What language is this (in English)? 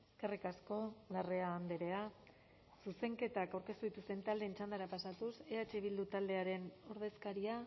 Basque